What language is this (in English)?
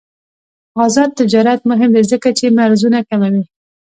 Pashto